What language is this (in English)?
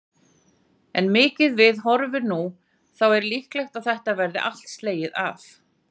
Icelandic